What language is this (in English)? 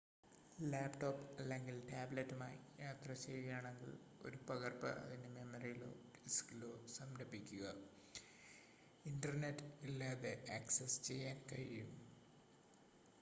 Malayalam